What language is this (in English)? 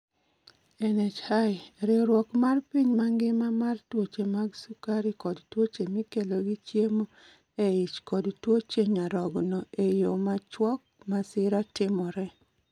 Luo (Kenya and Tanzania)